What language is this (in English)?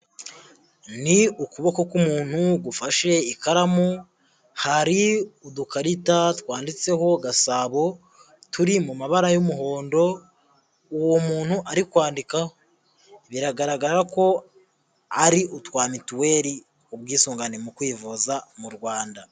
Kinyarwanda